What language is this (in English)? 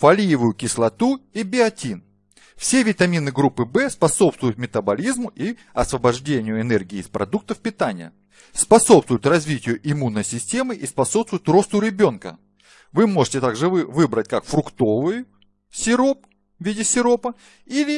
Russian